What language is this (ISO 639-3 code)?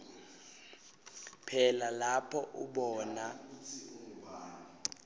ssw